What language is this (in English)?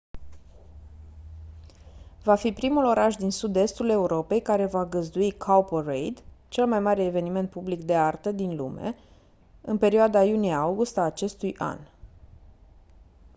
Romanian